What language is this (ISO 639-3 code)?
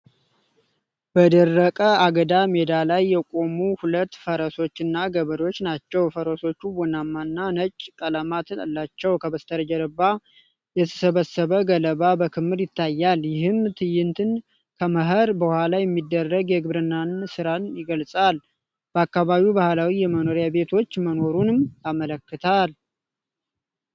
amh